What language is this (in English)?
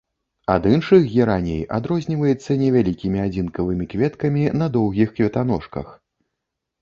Belarusian